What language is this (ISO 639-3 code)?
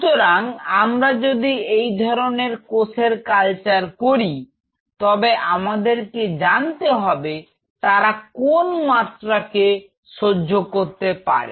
ben